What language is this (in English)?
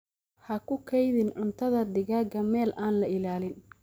Somali